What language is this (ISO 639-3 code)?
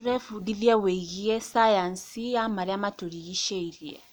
kik